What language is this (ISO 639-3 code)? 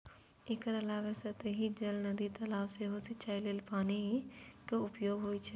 mai